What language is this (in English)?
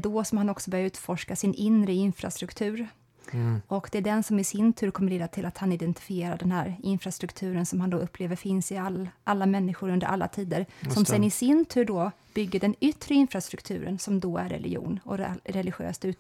Swedish